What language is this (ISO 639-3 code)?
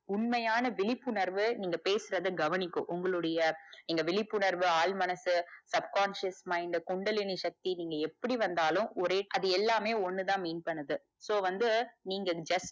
tam